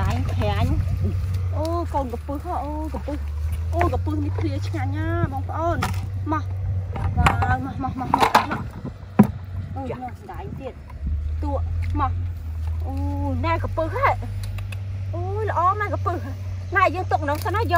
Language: Vietnamese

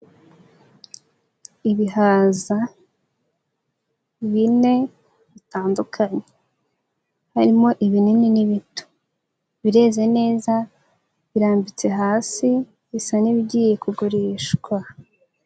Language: Kinyarwanda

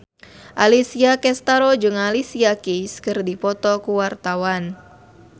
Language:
Sundanese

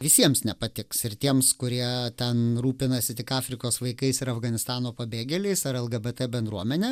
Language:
Lithuanian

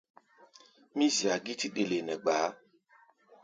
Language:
Gbaya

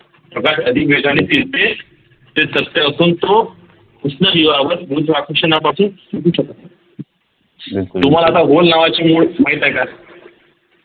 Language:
Marathi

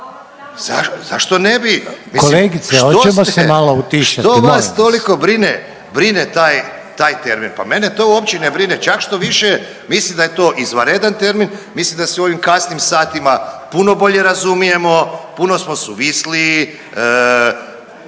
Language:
Croatian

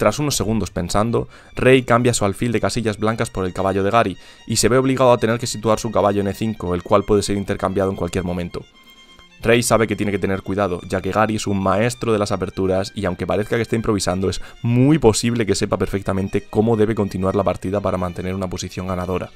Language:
Spanish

